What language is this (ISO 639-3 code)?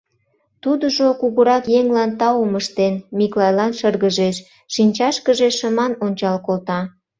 chm